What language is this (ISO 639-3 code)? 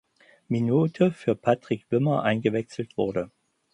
deu